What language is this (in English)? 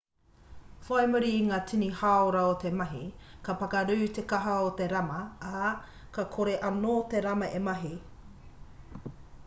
Māori